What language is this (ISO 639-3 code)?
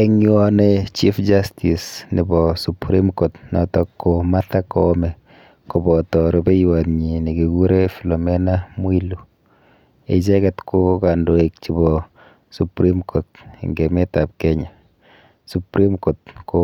kln